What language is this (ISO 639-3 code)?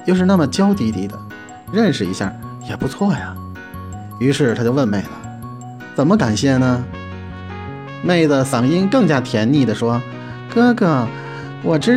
zho